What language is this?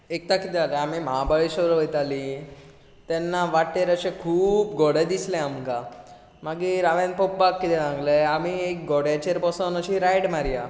Konkani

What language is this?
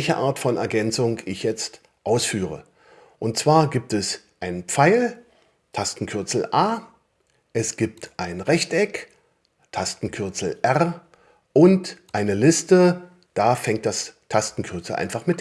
German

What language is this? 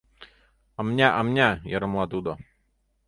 Mari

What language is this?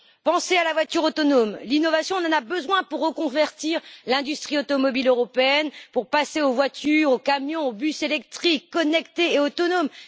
French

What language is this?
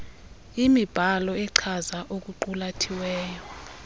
Xhosa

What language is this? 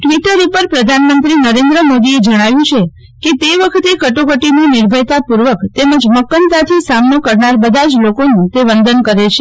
Gujarati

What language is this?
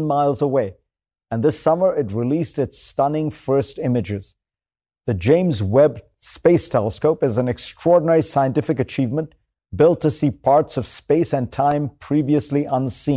English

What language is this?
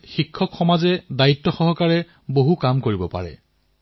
Assamese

